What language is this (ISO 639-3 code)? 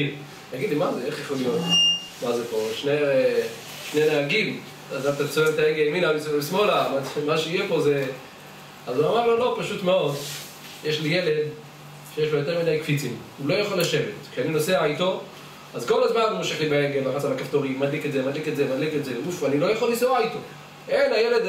heb